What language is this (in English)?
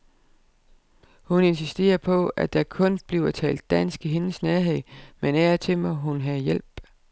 Danish